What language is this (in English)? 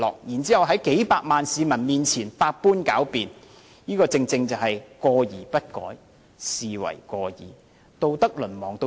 Cantonese